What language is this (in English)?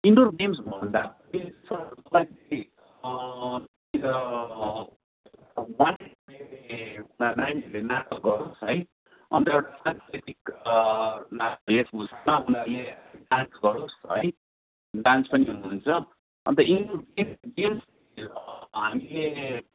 Nepali